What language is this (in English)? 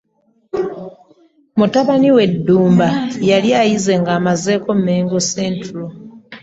Ganda